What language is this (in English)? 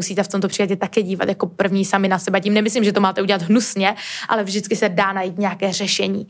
Czech